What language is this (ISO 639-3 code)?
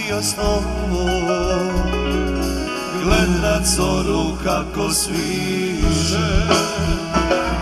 ron